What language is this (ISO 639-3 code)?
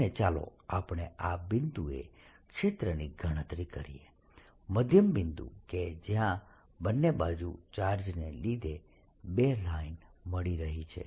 guj